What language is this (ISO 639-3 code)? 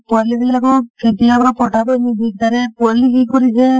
asm